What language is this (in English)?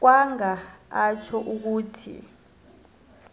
South Ndebele